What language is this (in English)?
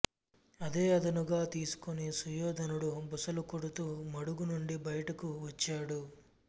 Telugu